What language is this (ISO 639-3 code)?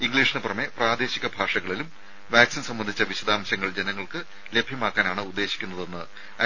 mal